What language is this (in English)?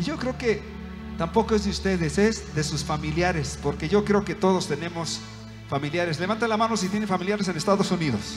Spanish